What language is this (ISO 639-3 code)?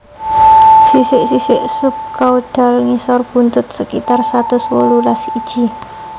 jav